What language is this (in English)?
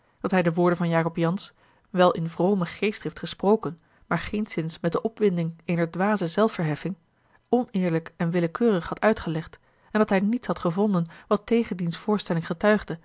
Dutch